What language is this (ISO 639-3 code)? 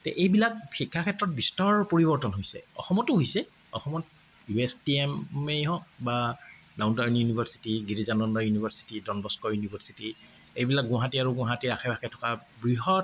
asm